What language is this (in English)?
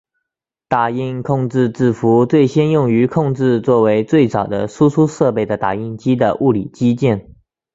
Chinese